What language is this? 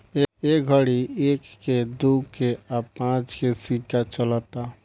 Bhojpuri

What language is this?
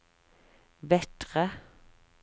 Norwegian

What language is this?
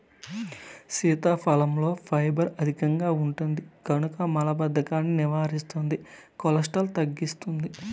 Telugu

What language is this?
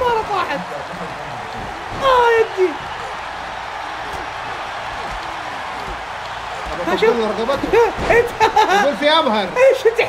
Arabic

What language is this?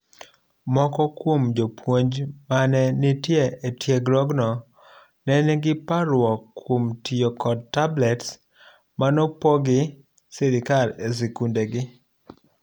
Luo (Kenya and Tanzania)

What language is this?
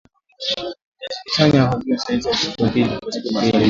Swahili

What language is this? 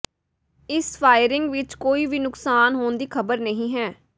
Punjabi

